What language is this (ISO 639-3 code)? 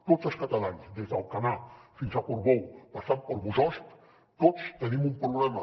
cat